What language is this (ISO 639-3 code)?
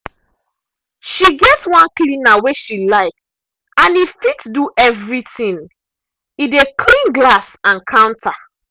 pcm